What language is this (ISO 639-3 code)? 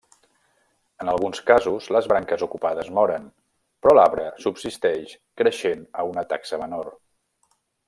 cat